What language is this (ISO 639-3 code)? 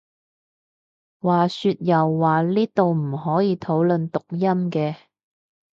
yue